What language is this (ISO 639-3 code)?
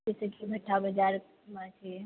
mai